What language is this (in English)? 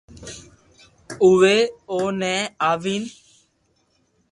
Loarki